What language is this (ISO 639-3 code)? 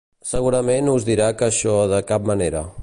cat